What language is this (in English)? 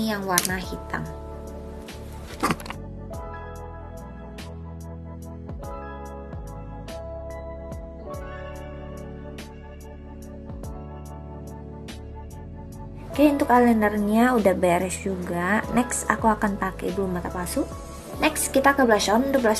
Indonesian